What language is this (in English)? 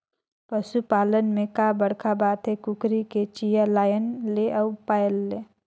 Chhattisgarhi